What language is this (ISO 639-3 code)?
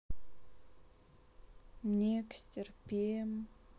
rus